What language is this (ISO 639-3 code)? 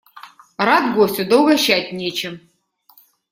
rus